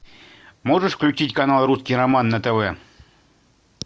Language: Russian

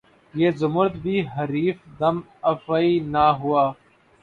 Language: Urdu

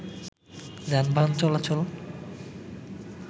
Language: Bangla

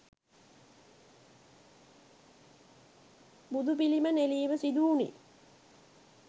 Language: Sinhala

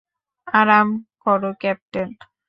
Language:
Bangla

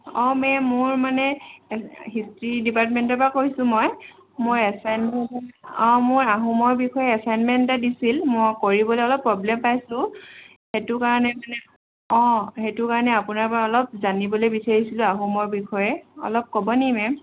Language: Assamese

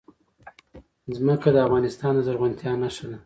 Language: Pashto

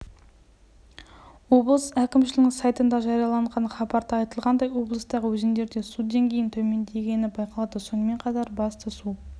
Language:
Kazakh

